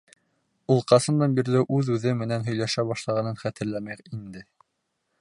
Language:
Bashkir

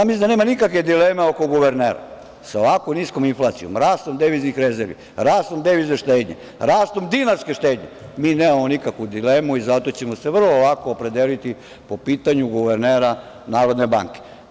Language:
Serbian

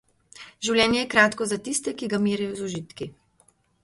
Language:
Slovenian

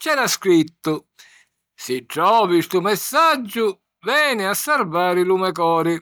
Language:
Sicilian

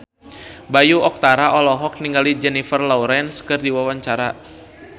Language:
Sundanese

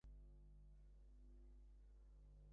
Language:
Bangla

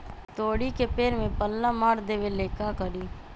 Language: Magahi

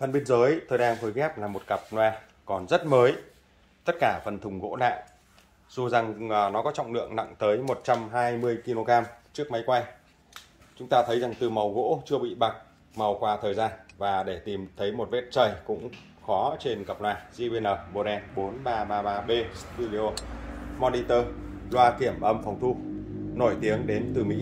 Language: Vietnamese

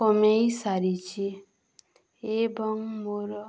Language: Odia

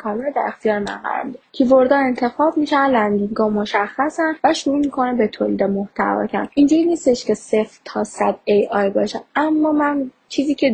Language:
Persian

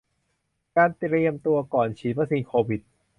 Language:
Thai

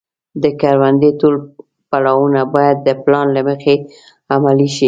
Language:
Pashto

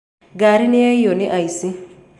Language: Kikuyu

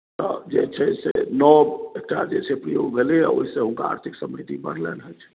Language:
Maithili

